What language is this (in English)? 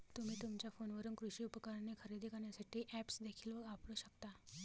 Marathi